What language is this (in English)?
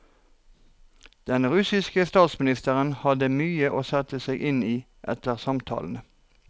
Norwegian